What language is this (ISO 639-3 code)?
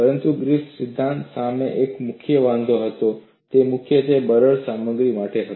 guj